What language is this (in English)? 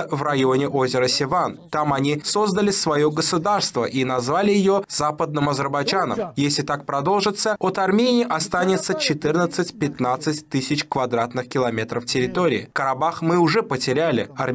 Russian